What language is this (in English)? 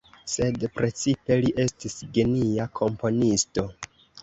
Esperanto